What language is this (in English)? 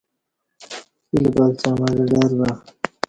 Kati